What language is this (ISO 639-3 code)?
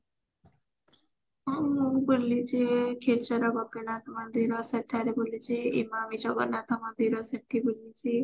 ori